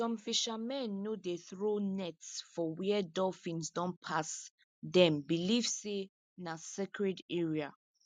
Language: Nigerian Pidgin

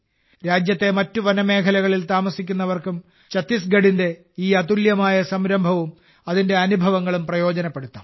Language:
Malayalam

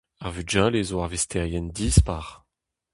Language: Breton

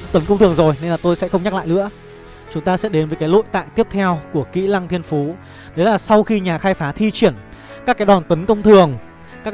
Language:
Vietnamese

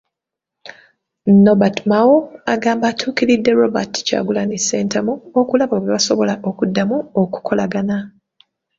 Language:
Ganda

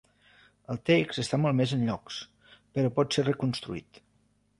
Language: Catalan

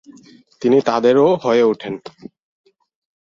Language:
Bangla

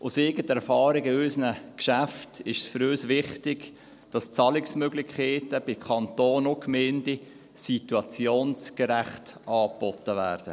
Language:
Swiss German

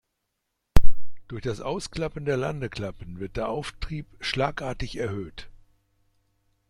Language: German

